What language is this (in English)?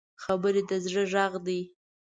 Pashto